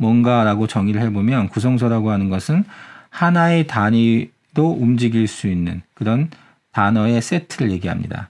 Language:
Korean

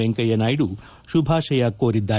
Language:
Kannada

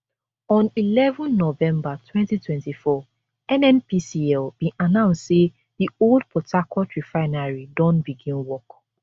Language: Nigerian Pidgin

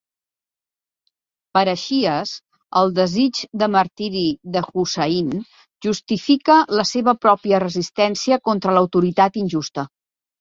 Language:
Catalan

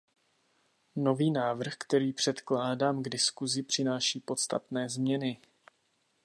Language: Czech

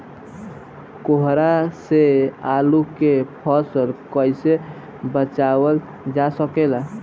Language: Bhojpuri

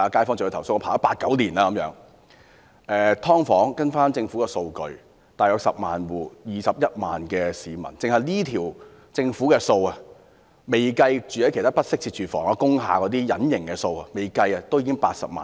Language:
Cantonese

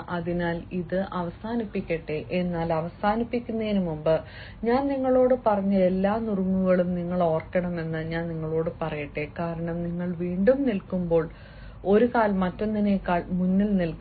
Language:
Malayalam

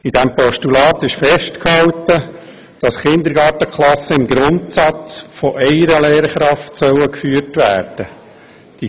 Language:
Swiss German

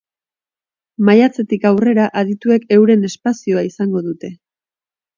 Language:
Basque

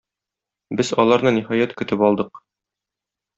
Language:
Tatar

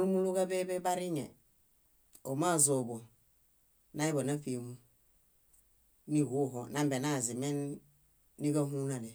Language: Bayot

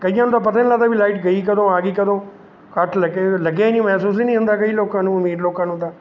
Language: Punjabi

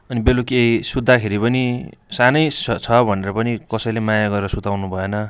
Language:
Nepali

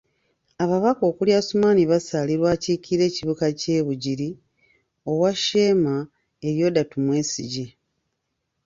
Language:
Ganda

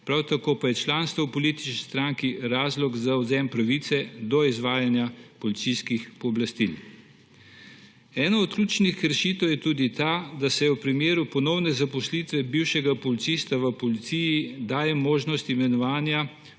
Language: Slovenian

